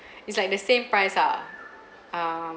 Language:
English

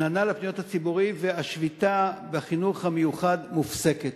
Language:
Hebrew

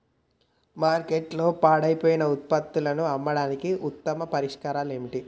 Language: Telugu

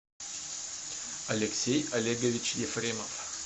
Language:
Russian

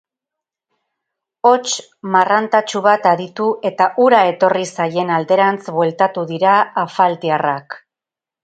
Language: Basque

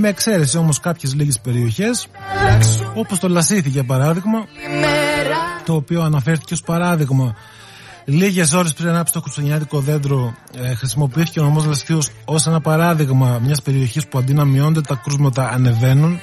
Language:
Greek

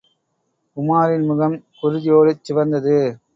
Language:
Tamil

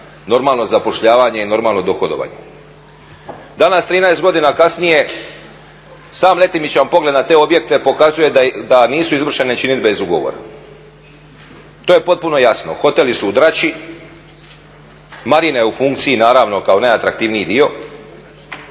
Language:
Croatian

